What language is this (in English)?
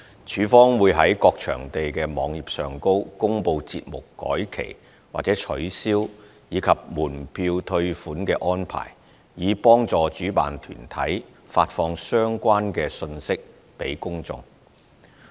Cantonese